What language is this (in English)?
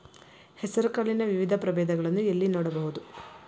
Kannada